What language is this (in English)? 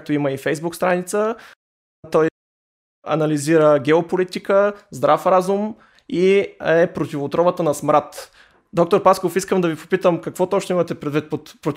Bulgarian